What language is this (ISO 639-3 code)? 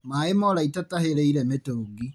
kik